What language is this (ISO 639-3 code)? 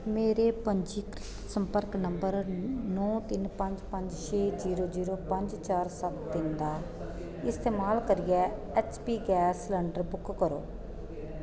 doi